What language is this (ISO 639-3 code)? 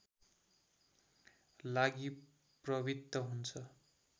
nep